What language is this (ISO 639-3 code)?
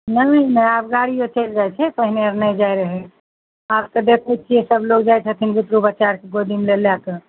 mai